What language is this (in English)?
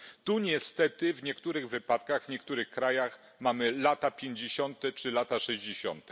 Polish